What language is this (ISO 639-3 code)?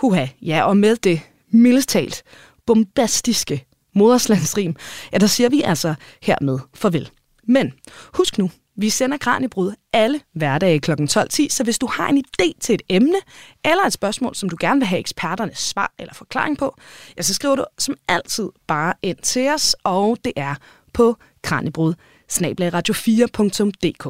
dan